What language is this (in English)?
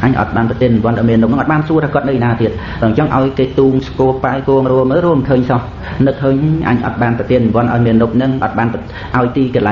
Vietnamese